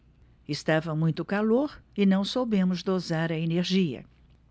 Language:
Portuguese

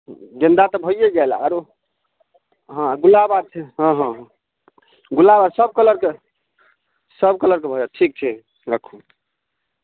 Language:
Maithili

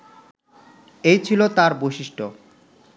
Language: Bangla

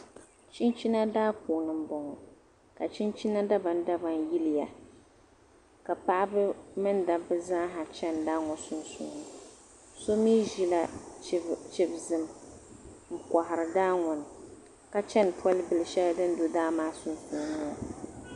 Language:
Dagbani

